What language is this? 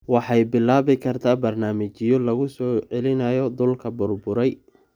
Somali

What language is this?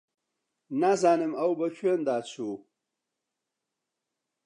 Central Kurdish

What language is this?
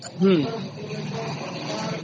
Odia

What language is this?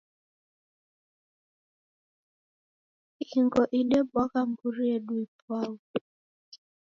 Taita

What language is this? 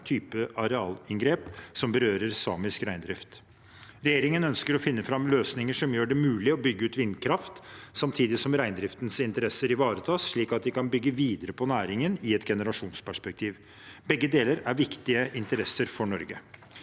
Norwegian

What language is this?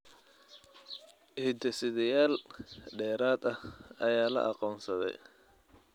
Somali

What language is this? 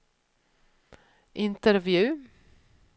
Swedish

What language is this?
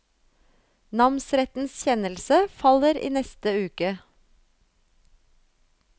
Norwegian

